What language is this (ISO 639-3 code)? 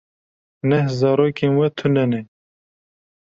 kur